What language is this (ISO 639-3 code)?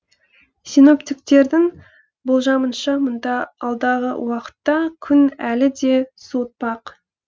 kaz